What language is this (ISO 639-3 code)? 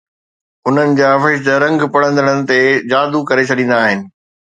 snd